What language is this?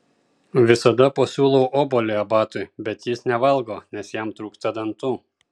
Lithuanian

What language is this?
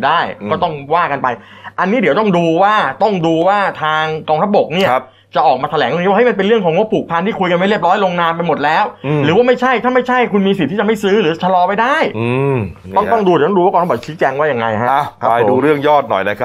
Thai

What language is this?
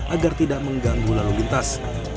Indonesian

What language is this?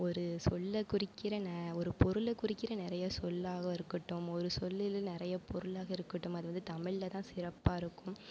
Tamil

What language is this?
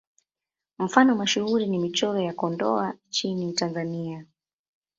Swahili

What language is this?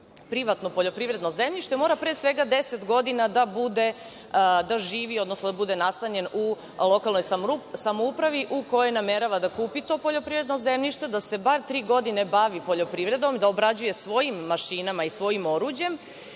Serbian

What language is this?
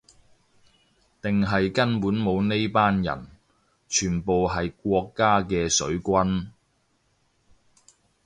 Cantonese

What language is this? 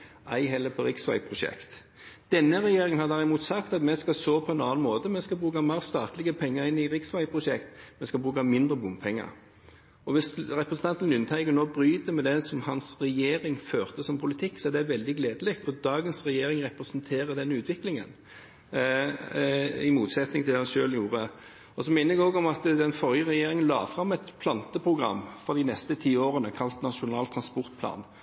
Norwegian Bokmål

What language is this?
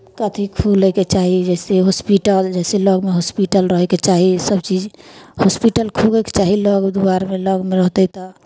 Maithili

